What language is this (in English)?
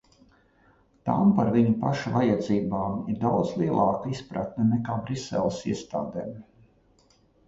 Latvian